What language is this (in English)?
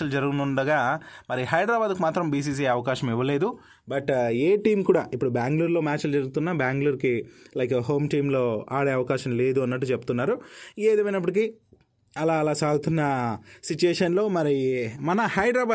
Telugu